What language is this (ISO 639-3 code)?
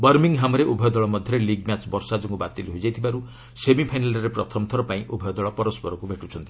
ori